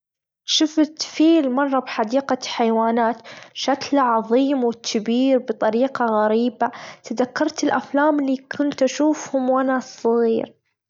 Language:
Gulf Arabic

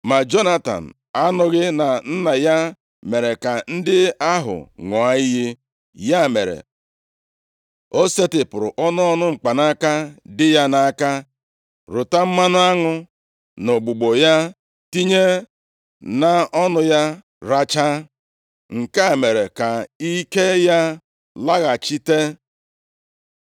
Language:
Igbo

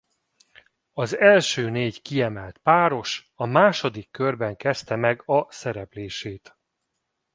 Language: Hungarian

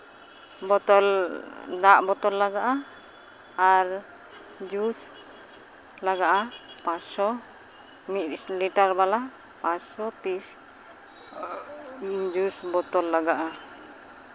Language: Santali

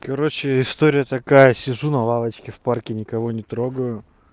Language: Russian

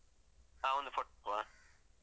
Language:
Kannada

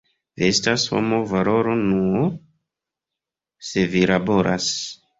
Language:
Esperanto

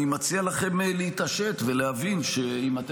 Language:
Hebrew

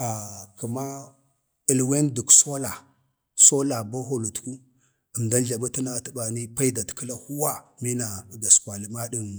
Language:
Bade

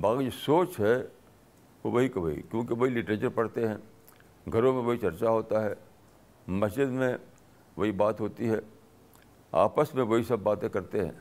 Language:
Urdu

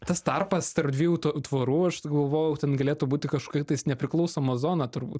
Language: Lithuanian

